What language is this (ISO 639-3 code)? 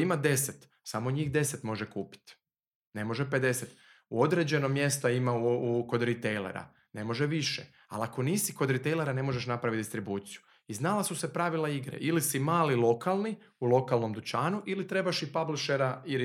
hrv